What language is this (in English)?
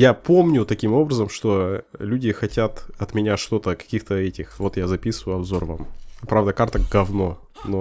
Russian